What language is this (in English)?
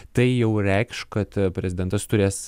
Lithuanian